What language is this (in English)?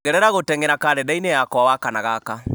Kikuyu